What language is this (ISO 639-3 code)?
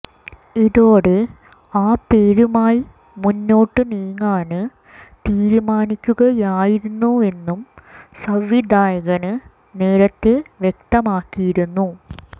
mal